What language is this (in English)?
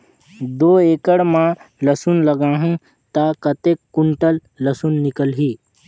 Chhattisgarhi